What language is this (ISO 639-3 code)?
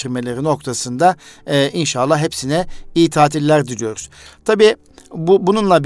tur